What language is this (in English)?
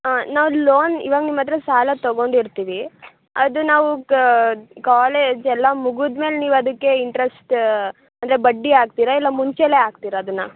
Kannada